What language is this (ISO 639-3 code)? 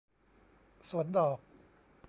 tha